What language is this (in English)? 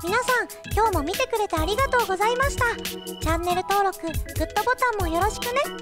Japanese